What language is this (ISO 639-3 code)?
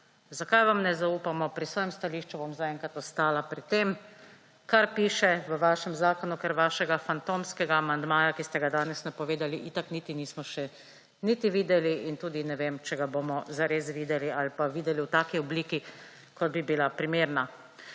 slv